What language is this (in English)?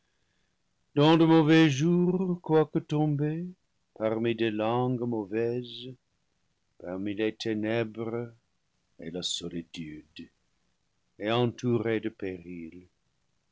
French